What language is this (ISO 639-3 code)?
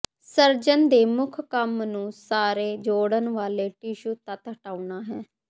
pan